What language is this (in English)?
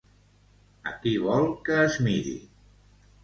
Catalan